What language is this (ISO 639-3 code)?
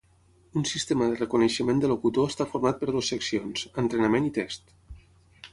cat